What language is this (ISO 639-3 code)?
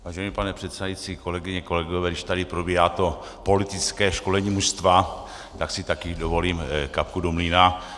ces